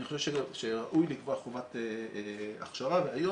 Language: Hebrew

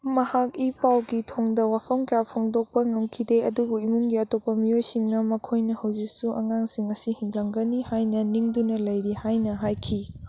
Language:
Manipuri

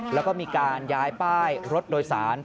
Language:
Thai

